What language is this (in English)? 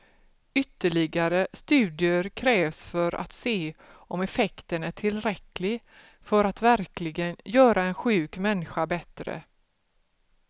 Swedish